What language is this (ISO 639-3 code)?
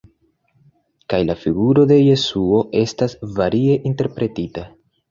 epo